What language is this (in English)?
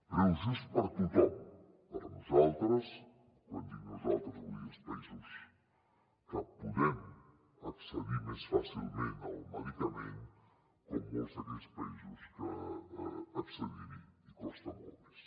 Catalan